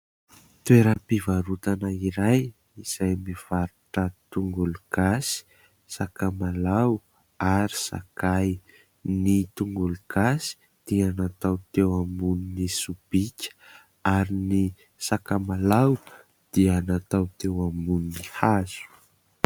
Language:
Malagasy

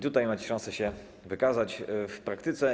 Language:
Polish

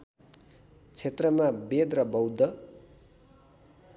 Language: Nepali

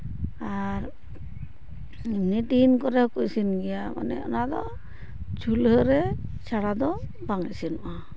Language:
Santali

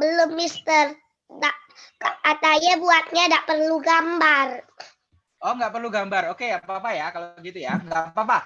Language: Indonesian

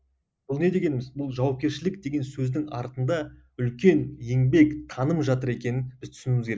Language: Kazakh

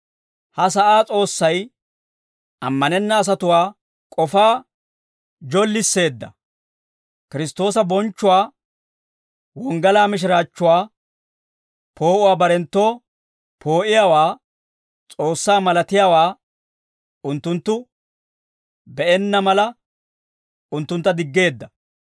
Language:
Dawro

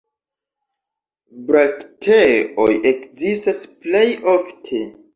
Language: Esperanto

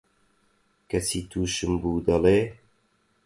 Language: Central Kurdish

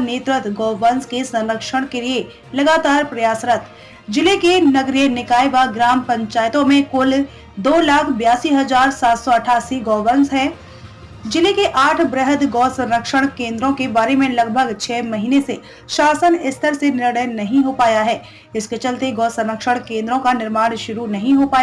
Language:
Hindi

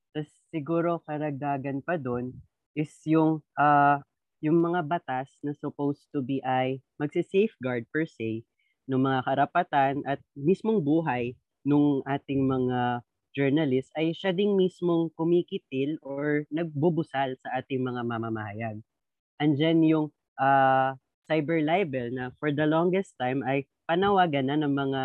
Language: Filipino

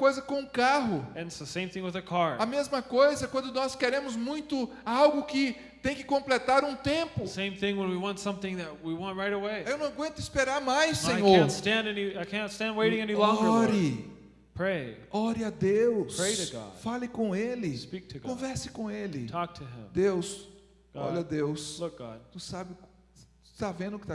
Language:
Portuguese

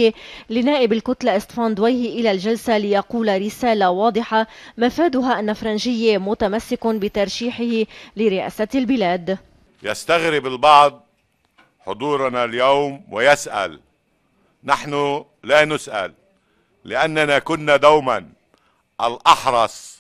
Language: Arabic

